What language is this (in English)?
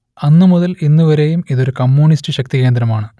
Malayalam